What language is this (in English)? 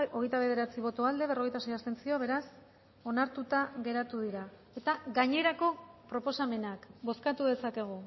Basque